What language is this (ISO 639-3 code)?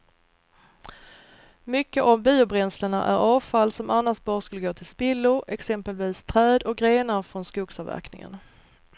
swe